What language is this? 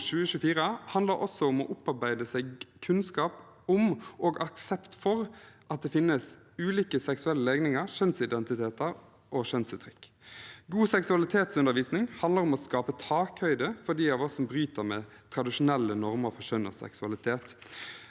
Norwegian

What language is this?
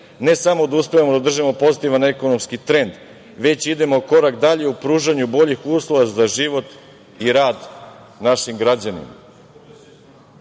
Serbian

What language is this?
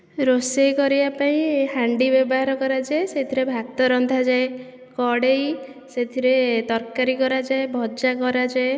Odia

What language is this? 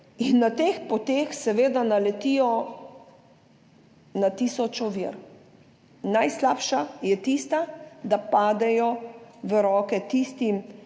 Slovenian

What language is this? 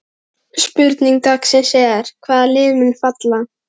Icelandic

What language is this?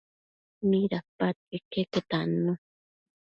Matsés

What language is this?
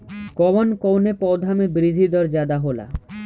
Bhojpuri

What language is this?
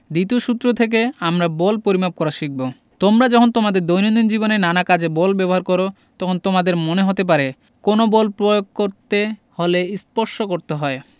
Bangla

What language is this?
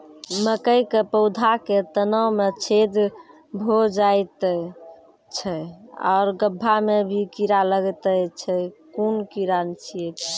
Maithili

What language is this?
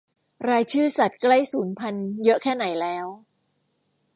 Thai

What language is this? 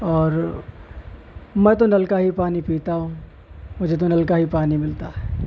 Urdu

